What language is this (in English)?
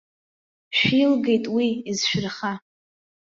Abkhazian